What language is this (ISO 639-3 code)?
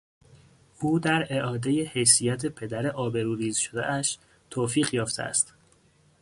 fas